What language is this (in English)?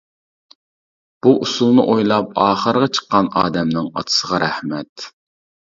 Uyghur